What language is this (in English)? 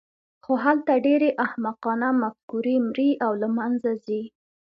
Pashto